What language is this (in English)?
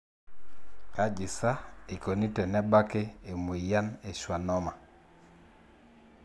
Masai